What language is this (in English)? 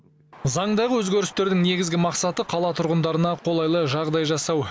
Kazakh